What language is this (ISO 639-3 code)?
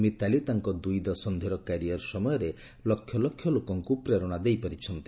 ori